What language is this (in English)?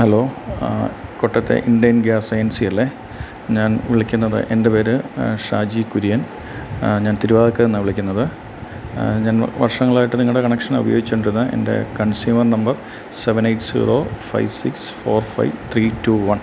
Malayalam